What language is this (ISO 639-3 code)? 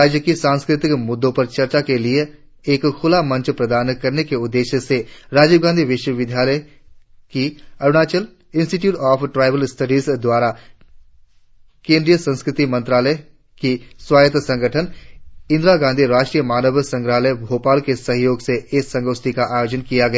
hin